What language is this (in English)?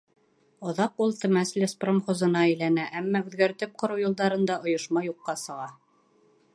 Bashkir